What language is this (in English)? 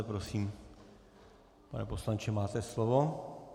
Czech